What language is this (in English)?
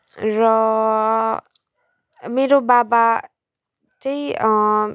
Nepali